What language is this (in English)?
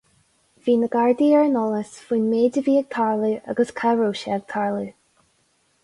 Irish